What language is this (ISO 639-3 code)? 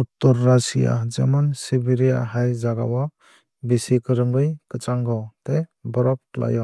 trp